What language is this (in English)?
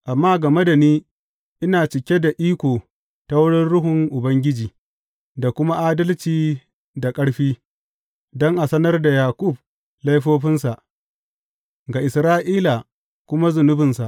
Hausa